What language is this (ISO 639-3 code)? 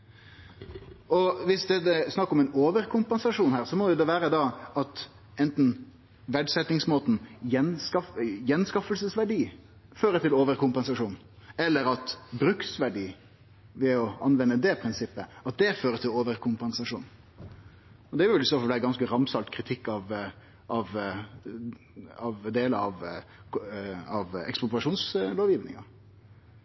nno